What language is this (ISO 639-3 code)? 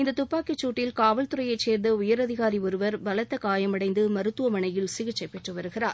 tam